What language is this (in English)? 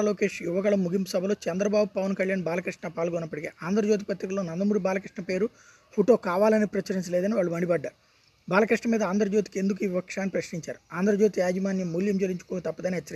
Telugu